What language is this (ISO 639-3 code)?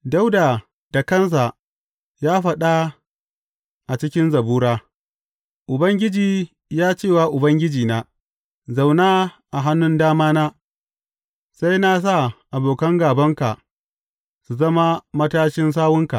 hau